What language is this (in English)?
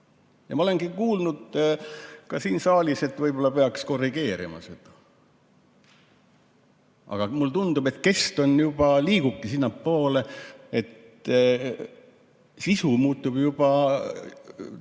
Estonian